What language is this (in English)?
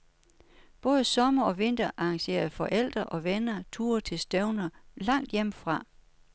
Danish